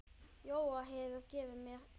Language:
Icelandic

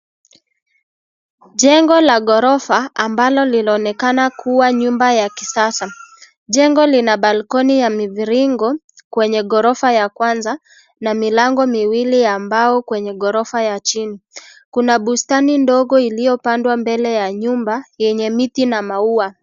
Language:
Swahili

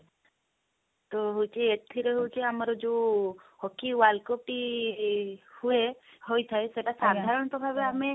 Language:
Odia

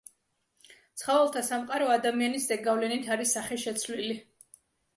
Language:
Georgian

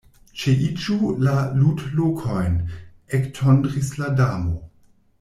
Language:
Esperanto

